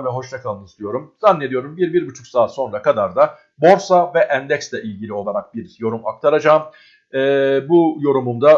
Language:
Turkish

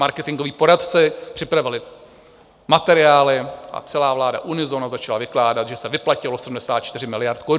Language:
Czech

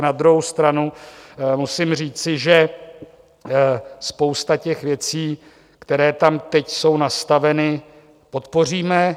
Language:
Czech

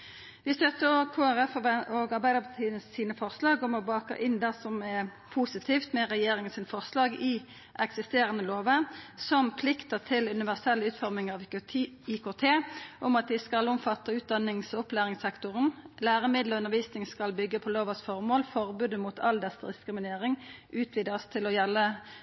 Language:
Norwegian Nynorsk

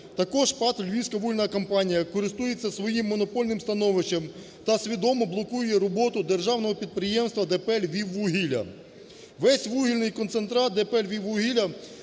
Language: Ukrainian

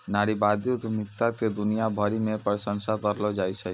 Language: Maithili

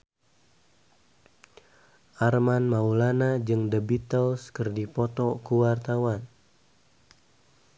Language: Sundanese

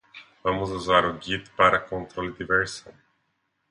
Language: Portuguese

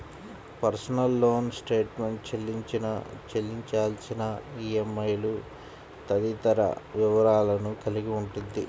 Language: Telugu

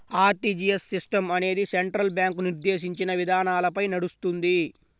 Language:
Telugu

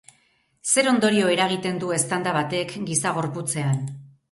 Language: Basque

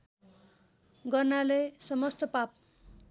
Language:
Nepali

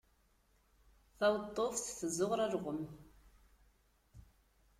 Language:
Kabyle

